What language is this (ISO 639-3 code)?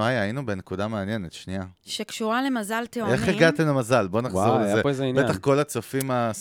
heb